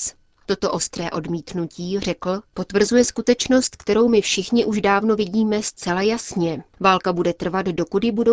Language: Czech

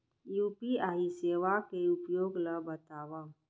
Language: Chhattisgarhi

